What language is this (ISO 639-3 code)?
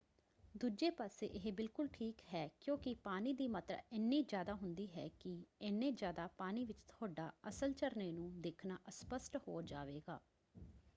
pan